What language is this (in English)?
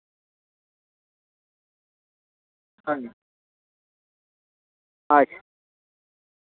Santali